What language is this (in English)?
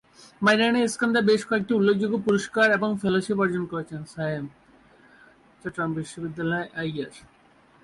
Bangla